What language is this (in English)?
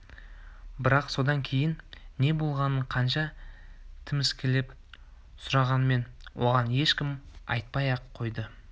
Kazakh